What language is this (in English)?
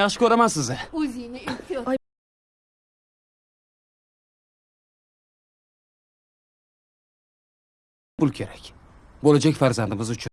Turkish